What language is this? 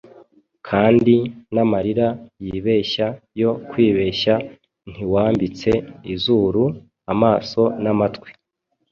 Kinyarwanda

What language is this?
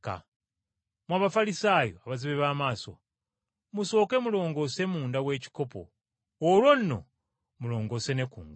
Ganda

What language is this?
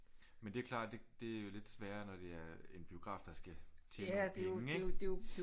Danish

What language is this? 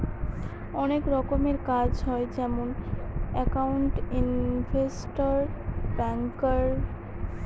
Bangla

